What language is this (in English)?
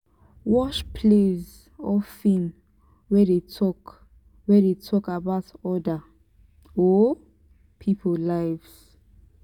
Nigerian Pidgin